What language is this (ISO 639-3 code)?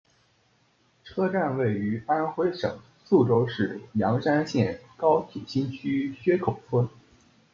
zho